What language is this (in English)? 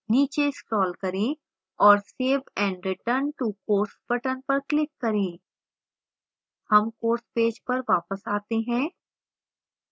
Hindi